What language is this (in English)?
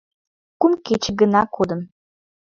Mari